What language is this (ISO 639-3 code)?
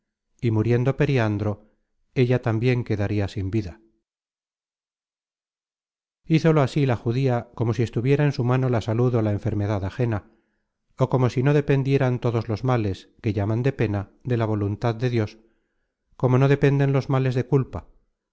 spa